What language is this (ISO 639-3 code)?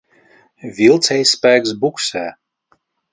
lav